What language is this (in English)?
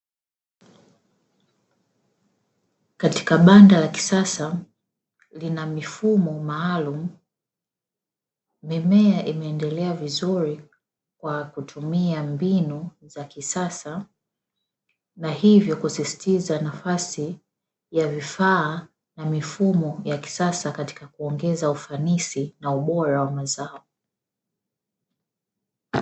Swahili